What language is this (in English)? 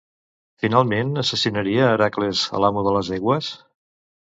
Catalan